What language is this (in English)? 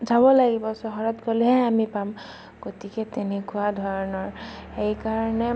Assamese